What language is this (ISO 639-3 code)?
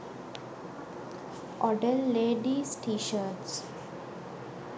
sin